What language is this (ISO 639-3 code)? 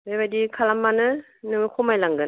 brx